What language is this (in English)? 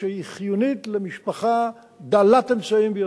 Hebrew